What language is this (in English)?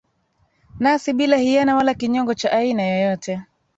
Swahili